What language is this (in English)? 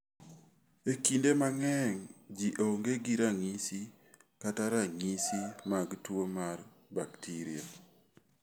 Luo (Kenya and Tanzania)